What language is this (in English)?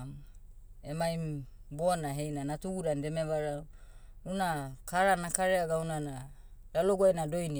Motu